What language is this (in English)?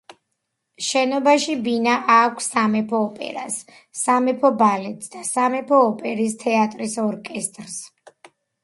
Georgian